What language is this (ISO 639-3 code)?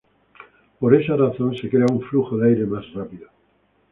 spa